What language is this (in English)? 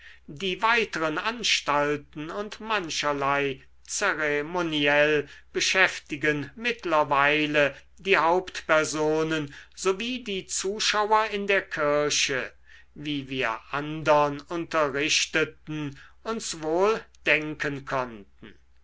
German